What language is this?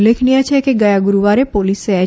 Gujarati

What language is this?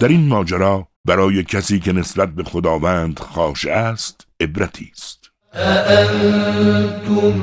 Persian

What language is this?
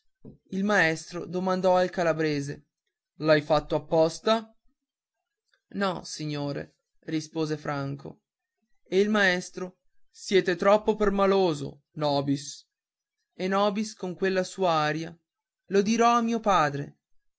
Italian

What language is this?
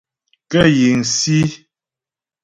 Ghomala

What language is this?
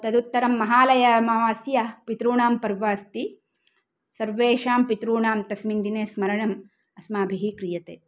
Sanskrit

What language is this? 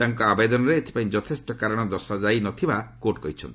Odia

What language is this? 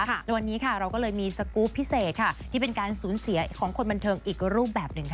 Thai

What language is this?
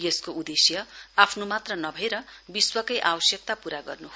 Nepali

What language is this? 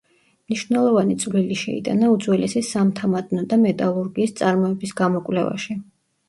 Georgian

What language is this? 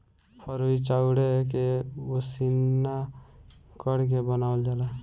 Bhojpuri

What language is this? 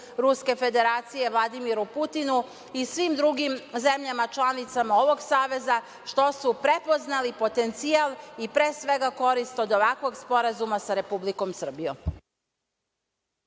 Serbian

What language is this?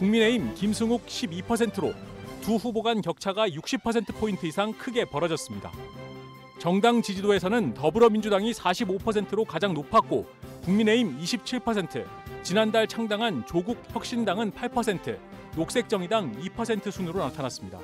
Korean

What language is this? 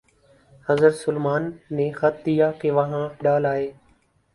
Urdu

